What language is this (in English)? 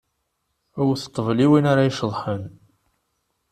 Kabyle